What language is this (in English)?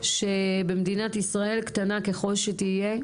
Hebrew